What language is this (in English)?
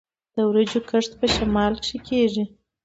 Pashto